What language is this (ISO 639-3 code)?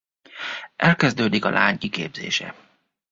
hun